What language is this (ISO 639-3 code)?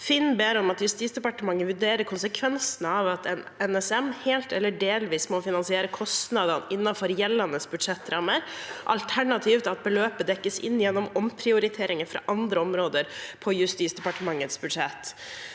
nor